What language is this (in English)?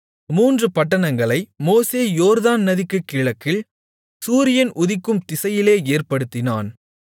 Tamil